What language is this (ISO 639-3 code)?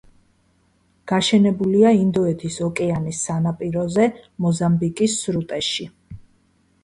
kat